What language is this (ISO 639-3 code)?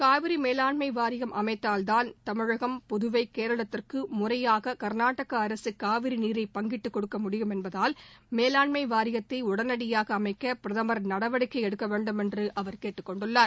tam